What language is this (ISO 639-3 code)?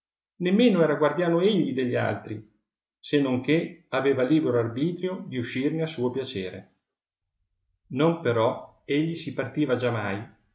ita